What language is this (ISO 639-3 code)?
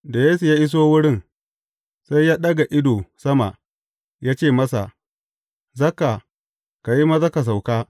hau